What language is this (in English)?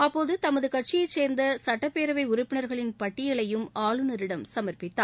Tamil